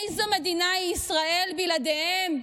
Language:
Hebrew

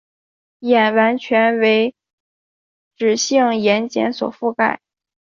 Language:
Chinese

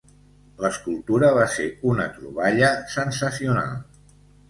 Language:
Catalan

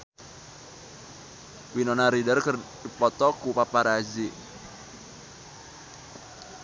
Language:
Sundanese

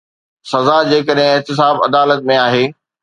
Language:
Sindhi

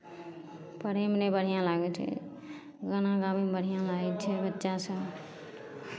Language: Maithili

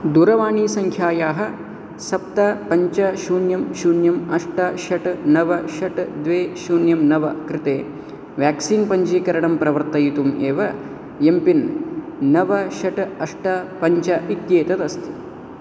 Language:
Sanskrit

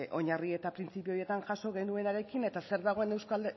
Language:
Basque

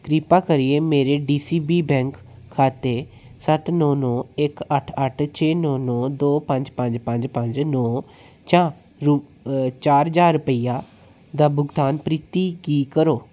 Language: Dogri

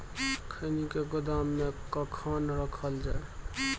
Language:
Maithili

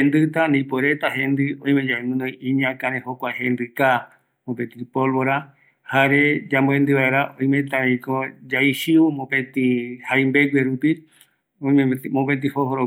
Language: Eastern Bolivian Guaraní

